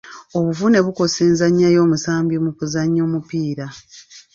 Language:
Ganda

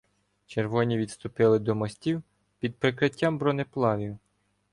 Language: Ukrainian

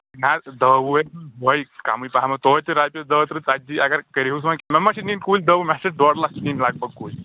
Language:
Kashmiri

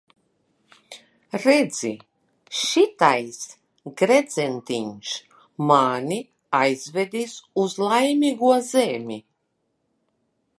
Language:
Latvian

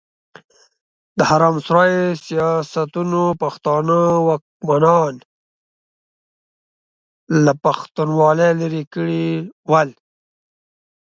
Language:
Pashto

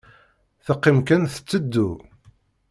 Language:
Kabyle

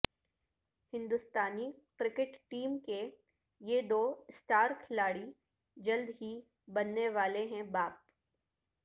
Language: Urdu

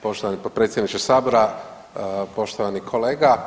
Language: Croatian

